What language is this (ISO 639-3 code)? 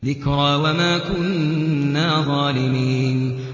ara